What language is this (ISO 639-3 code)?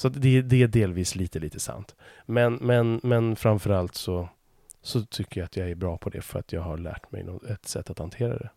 swe